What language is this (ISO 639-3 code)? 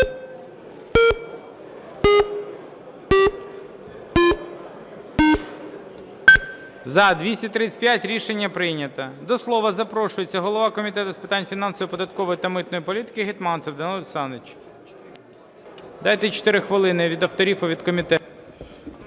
ukr